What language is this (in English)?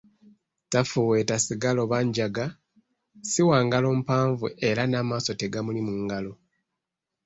Ganda